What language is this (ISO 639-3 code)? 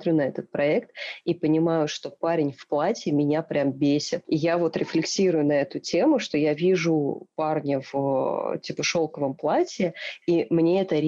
rus